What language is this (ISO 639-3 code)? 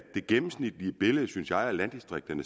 dan